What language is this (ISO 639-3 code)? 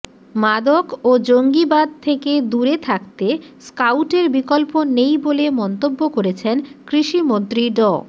ben